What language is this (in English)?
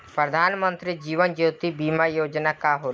Bhojpuri